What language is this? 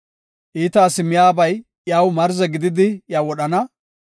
Gofa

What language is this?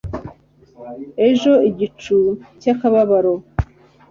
Kinyarwanda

